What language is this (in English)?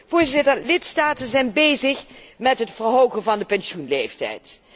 Dutch